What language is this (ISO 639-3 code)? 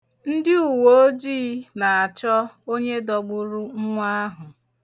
ibo